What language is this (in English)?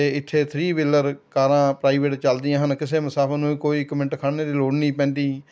Punjabi